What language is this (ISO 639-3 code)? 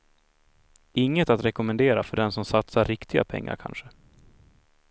swe